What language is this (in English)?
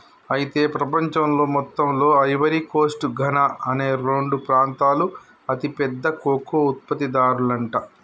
Telugu